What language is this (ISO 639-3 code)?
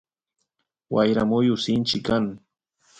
qus